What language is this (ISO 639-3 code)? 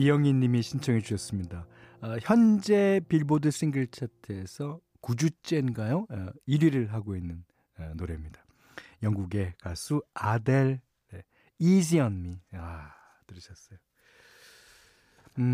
kor